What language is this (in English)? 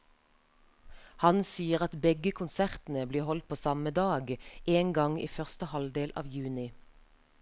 Norwegian